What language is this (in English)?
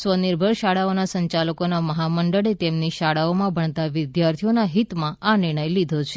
Gujarati